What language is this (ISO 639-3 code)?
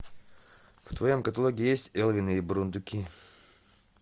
rus